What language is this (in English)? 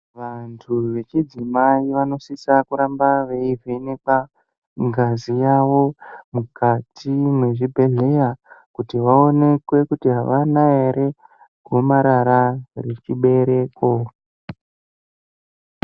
Ndau